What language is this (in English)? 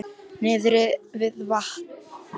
Icelandic